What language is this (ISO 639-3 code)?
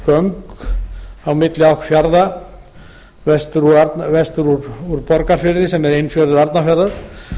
isl